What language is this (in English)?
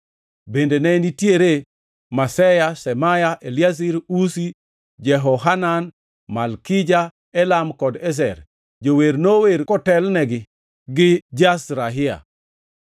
Luo (Kenya and Tanzania)